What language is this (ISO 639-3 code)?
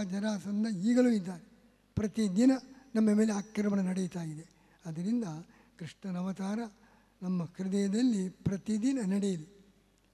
hin